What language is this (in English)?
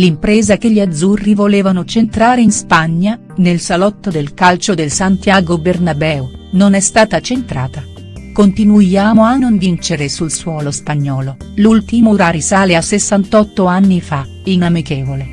Italian